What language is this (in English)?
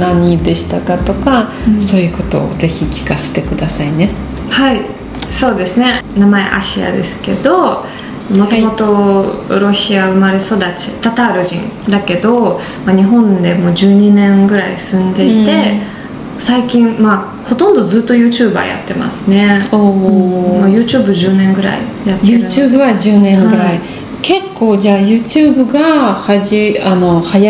Japanese